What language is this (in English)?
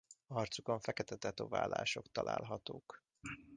Hungarian